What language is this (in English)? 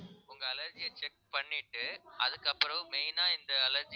Tamil